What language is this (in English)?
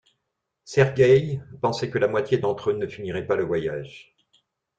French